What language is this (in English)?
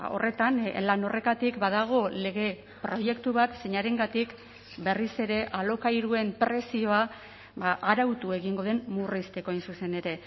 Basque